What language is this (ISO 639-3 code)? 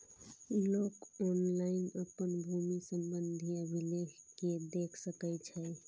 mai